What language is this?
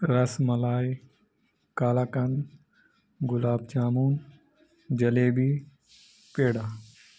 Urdu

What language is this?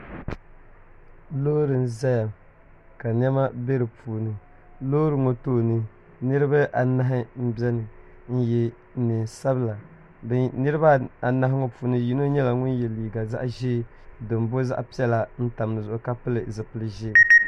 Dagbani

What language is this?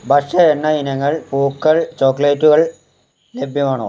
Malayalam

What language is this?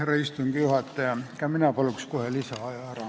Estonian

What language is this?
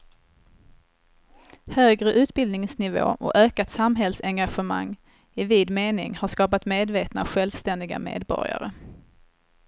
Swedish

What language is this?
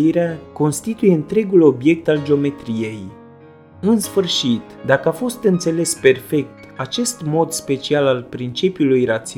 Romanian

